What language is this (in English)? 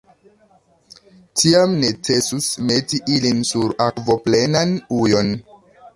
Esperanto